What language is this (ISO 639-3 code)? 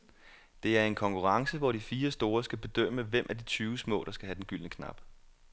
dan